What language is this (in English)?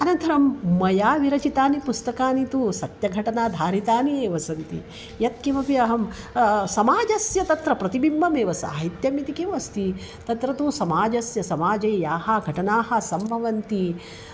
Sanskrit